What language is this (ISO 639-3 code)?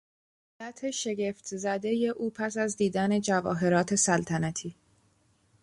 fas